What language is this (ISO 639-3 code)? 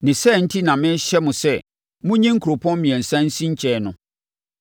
aka